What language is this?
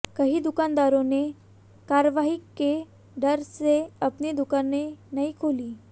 Hindi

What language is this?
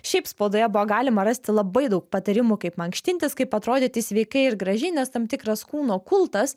Lithuanian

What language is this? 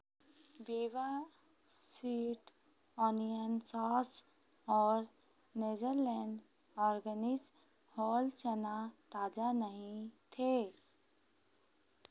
Hindi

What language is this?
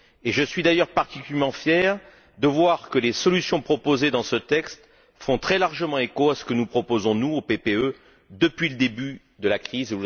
French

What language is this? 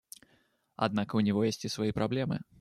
Russian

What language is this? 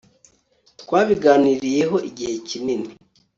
Kinyarwanda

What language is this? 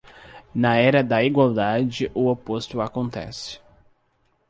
Portuguese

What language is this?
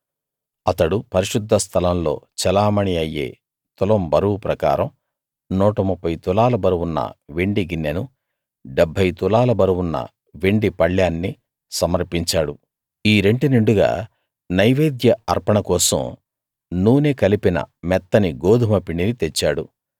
Telugu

